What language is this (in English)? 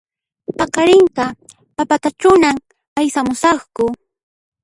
Puno Quechua